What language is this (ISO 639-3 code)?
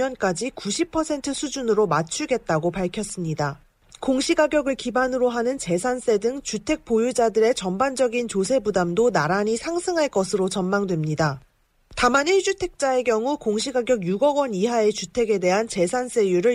kor